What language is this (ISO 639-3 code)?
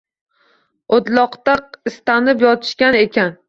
uzb